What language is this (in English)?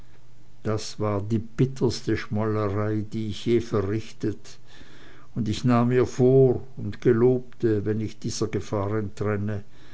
German